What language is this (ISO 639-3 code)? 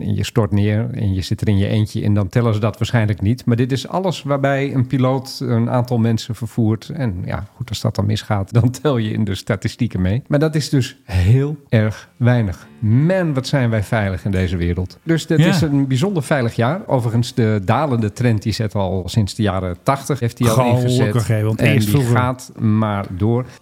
nld